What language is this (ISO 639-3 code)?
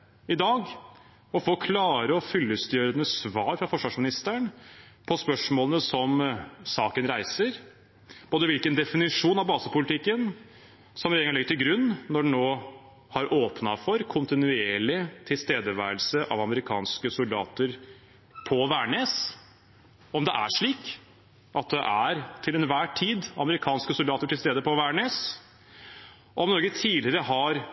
nob